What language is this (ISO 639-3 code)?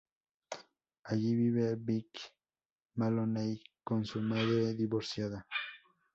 spa